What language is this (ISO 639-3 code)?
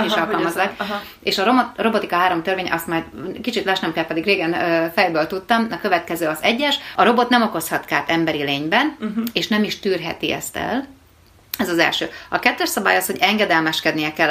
hun